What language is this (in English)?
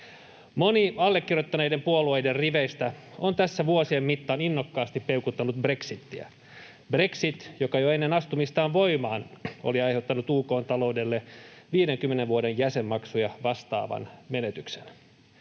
Finnish